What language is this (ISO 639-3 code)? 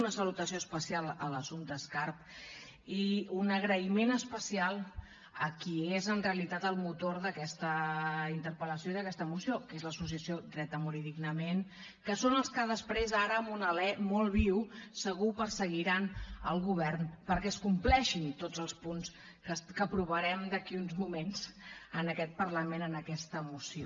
cat